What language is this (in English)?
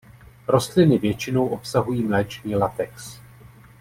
Czech